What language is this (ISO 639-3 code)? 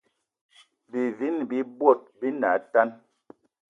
eto